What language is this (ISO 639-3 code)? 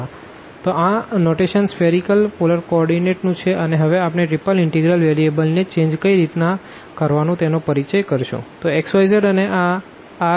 guj